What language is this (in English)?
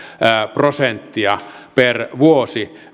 Finnish